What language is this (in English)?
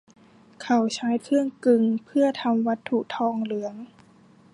Thai